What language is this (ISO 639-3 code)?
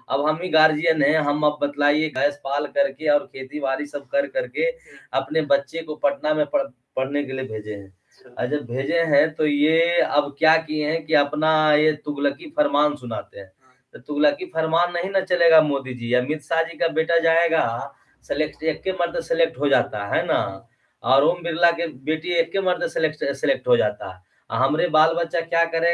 hin